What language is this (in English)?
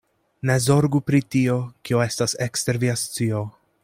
Esperanto